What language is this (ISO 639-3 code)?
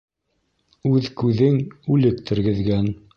bak